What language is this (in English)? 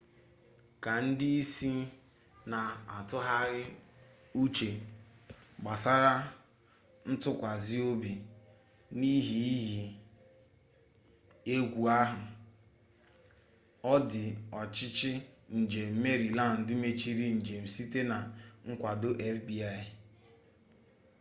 Igbo